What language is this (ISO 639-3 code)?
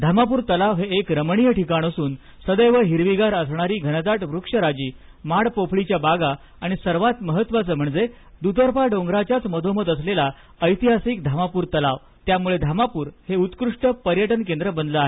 mar